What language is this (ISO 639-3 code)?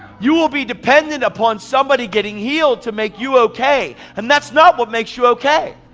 eng